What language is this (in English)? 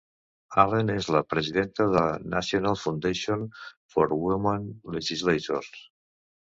Catalan